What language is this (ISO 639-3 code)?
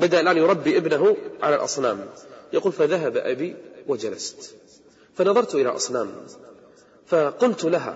ara